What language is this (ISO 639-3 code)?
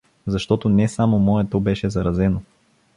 bul